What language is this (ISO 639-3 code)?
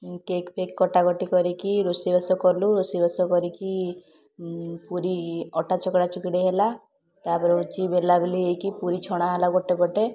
ori